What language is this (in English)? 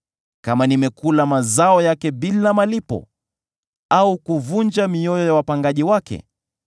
Swahili